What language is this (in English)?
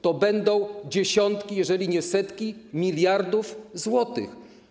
Polish